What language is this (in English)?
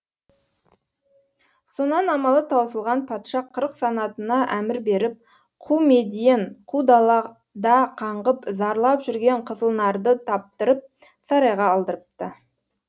Kazakh